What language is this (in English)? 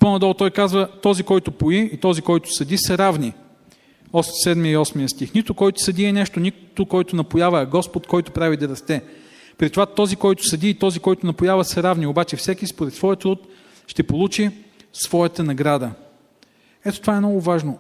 Bulgarian